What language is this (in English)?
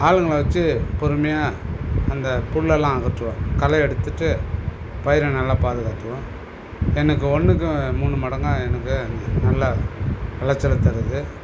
Tamil